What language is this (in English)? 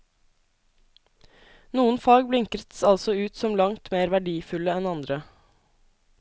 Norwegian